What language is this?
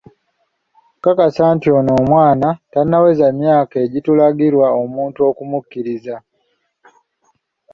Ganda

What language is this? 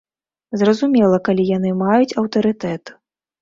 Belarusian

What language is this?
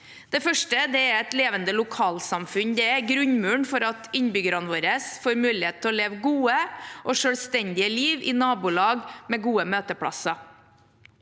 Norwegian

